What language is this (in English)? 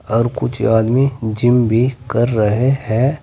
Hindi